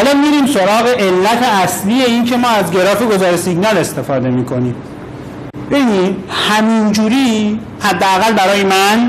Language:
Persian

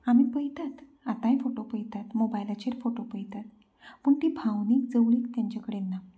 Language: Konkani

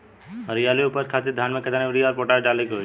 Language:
Bhojpuri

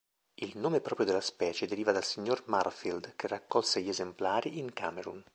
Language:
Italian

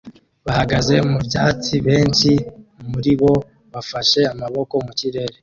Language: Kinyarwanda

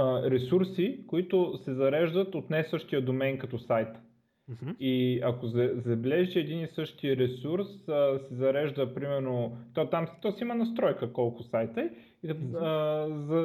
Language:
Bulgarian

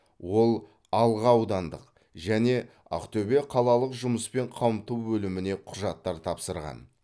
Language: Kazakh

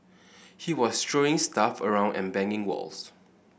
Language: English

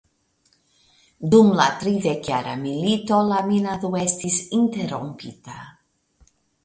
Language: Esperanto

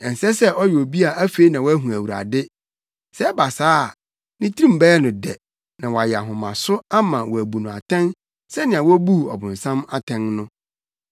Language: Akan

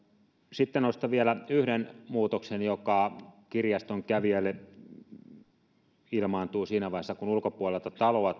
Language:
Finnish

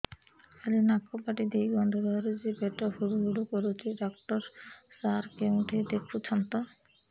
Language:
Odia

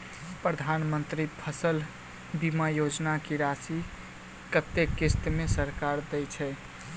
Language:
Maithili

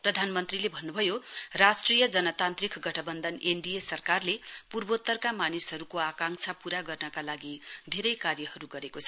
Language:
Nepali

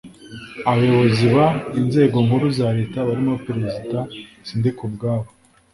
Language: Kinyarwanda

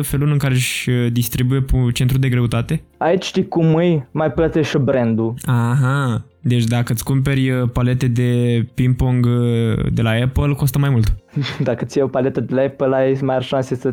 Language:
Romanian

